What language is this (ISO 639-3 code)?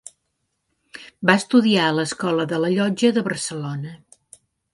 cat